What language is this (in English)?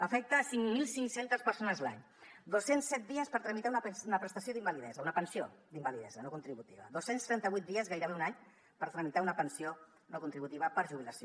Catalan